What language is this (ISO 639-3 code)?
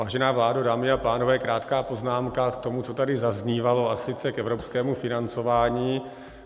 ces